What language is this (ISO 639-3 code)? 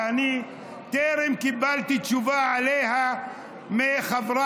heb